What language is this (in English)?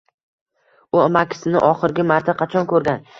Uzbek